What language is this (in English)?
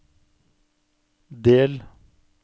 Norwegian